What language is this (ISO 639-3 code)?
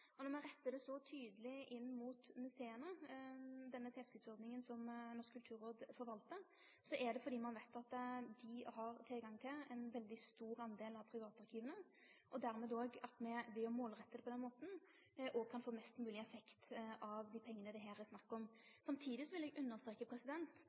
nno